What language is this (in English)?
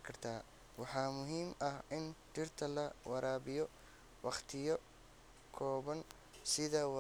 Somali